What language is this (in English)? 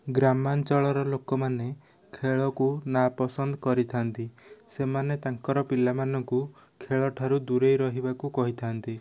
Odia